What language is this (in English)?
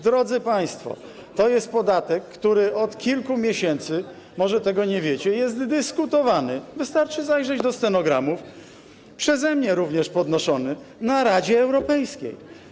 Polish